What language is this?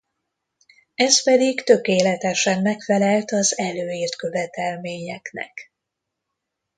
Hungarian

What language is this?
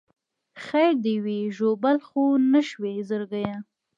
Pashto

